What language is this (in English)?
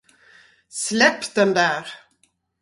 Swedish